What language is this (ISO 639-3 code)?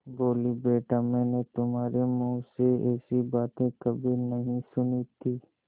hin